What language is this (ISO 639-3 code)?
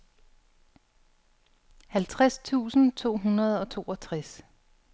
dan